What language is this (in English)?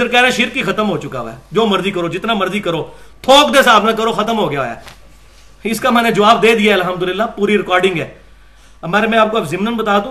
Urdu